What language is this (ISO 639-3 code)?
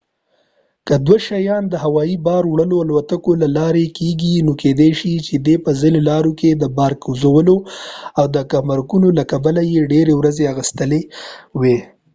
pus